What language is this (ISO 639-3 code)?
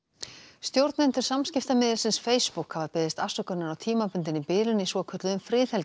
isl